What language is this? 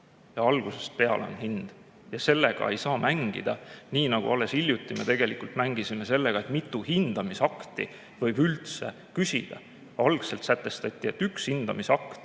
Estonian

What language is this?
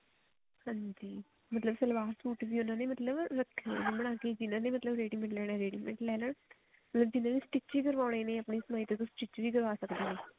Punjabi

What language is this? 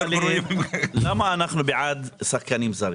Hebrew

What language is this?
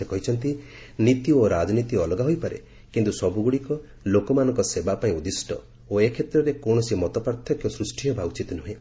Odia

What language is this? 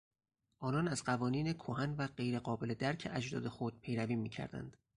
Persian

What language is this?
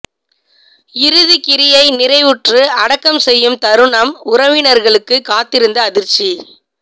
Tamil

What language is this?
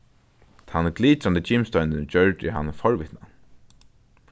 Faroese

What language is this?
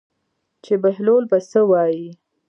Pashto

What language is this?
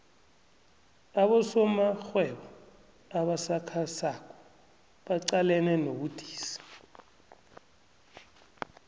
South Ndebele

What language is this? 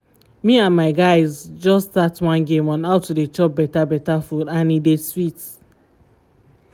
Nigerian Pidgin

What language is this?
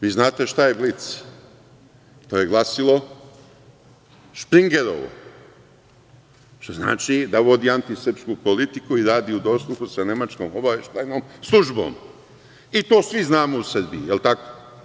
Serbian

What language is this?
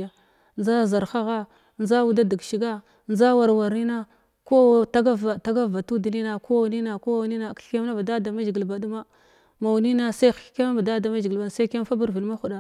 Glavda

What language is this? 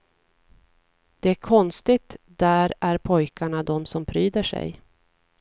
Swedish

